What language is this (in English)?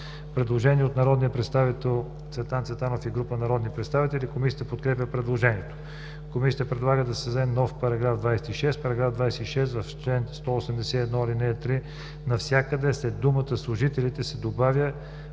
Bulgarian